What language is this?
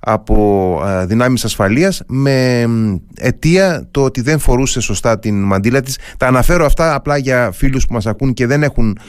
Greek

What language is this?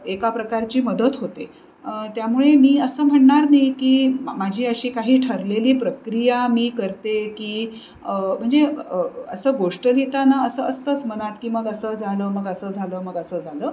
Marathi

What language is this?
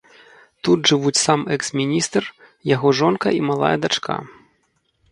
Belarusian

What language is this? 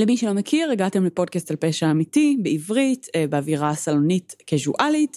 Hebrew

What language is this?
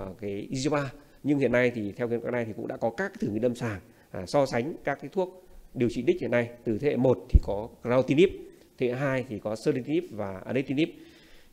Vietnamese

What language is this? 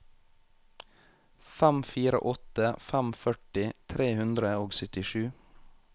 Norwegian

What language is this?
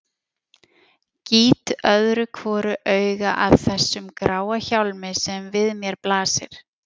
Icelandic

